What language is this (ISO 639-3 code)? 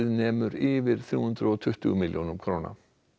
isl